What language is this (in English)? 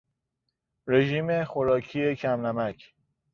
Persian